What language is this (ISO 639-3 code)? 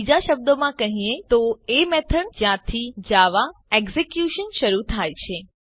guj